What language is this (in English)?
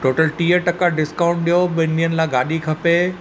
Sindhi